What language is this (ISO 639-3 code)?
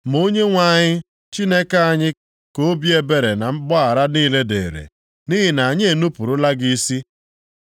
ibo